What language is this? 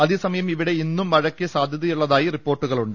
Malayalam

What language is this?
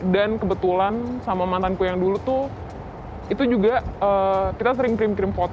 Indonesian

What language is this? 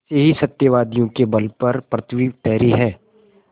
Hindi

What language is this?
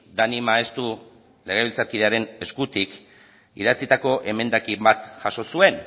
Basque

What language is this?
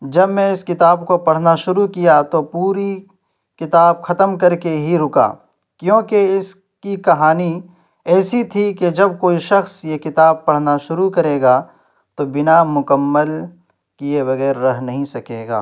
Urdu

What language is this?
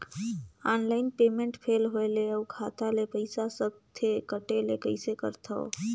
Chhattisgarhi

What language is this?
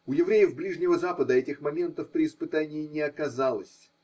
Russian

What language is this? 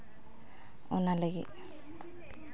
Santali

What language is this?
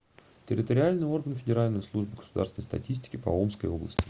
Russian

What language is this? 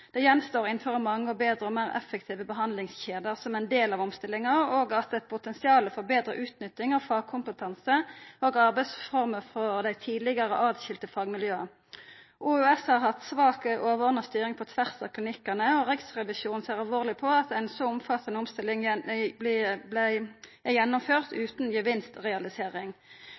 Norwegian Nynorsk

